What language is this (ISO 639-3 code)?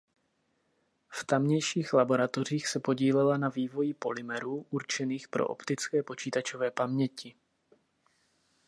ces